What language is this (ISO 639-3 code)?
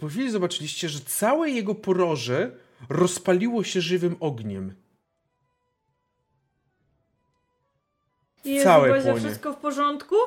pol